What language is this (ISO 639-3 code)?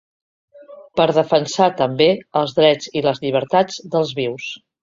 cat